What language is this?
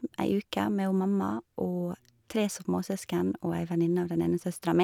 Norwegian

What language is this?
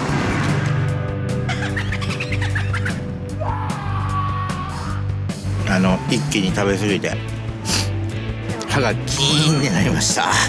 Japanese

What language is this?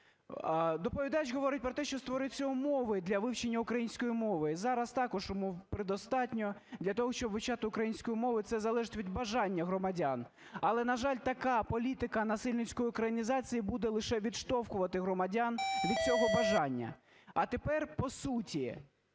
Ukrainian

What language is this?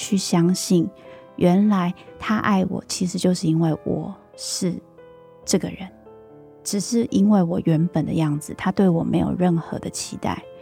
Chinese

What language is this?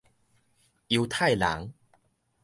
Min Nan Chinese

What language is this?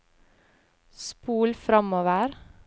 Norwegian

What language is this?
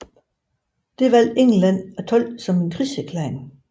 Danish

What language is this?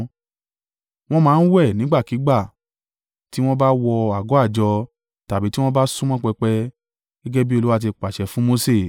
Yoruba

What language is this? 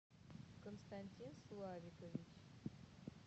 Russian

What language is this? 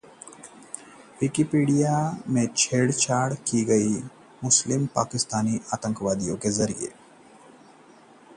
Hindi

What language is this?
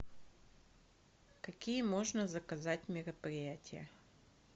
Russian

